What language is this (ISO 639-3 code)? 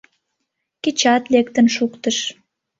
chm